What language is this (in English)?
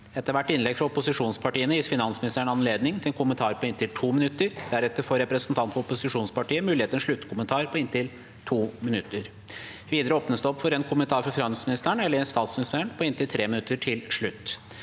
Norwegian